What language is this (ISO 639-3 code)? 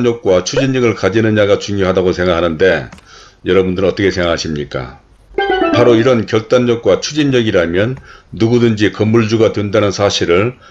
kor